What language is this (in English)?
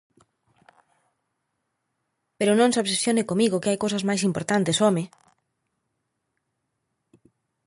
Galician